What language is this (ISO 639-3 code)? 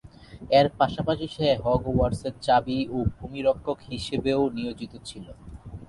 ben